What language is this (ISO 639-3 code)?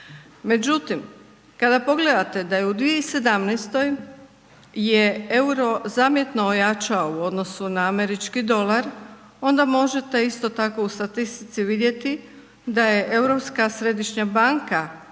hrv